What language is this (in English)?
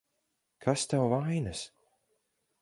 Latvian